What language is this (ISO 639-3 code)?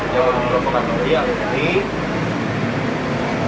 ind